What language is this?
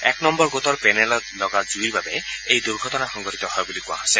Assamese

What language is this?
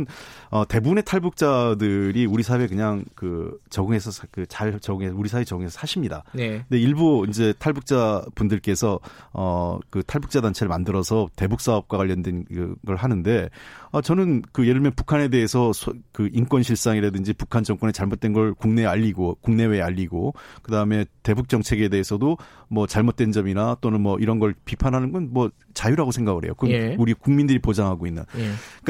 Korean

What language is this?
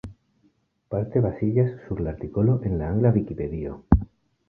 Esperanto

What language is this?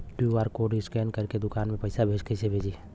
Bhojpuri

